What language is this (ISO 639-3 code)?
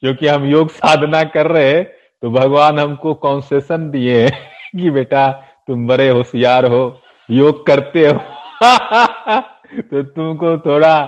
hin